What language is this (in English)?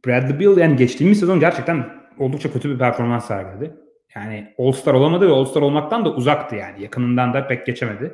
Turkish